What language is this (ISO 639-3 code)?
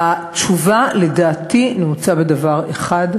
heb